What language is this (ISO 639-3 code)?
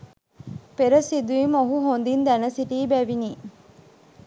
sin